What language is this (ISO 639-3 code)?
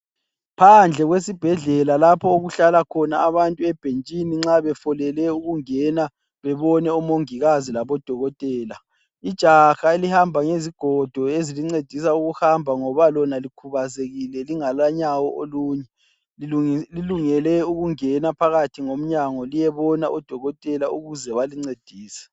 nde